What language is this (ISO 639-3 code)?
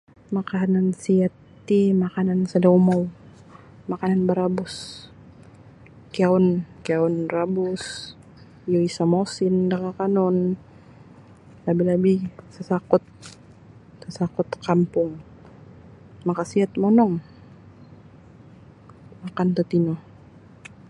bsy